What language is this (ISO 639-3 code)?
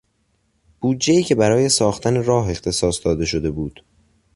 fas